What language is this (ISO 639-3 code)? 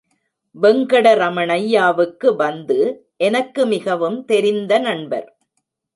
tam